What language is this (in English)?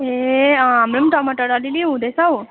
Nepali